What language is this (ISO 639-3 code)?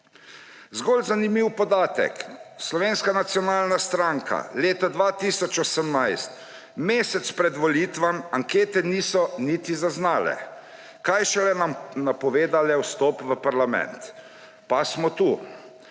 slv